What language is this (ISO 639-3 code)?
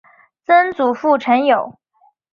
zho